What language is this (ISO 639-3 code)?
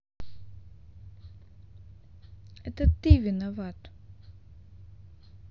rus